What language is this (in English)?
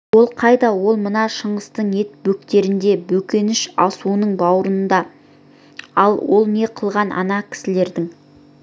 Kazakh